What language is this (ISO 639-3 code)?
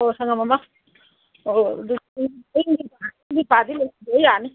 mni